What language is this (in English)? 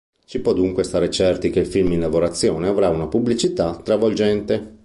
Italian